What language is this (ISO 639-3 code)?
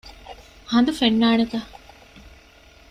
div